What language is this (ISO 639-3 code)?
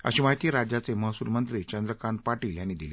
mar